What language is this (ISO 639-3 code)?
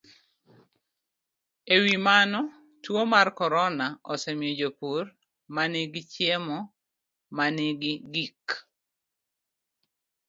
luo